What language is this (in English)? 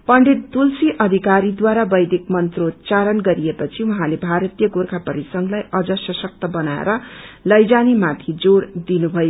Nepali